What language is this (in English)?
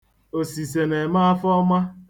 Igbo